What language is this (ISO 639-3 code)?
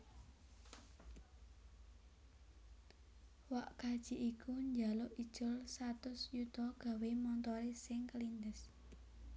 jav